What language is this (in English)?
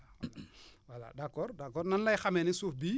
Wolof